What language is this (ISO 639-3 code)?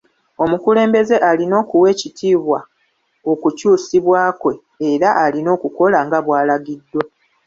lug